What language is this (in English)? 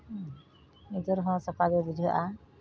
Santali